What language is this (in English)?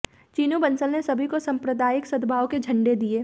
Hindi